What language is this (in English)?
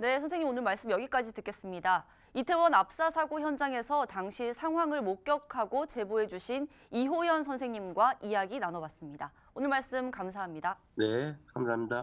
Korean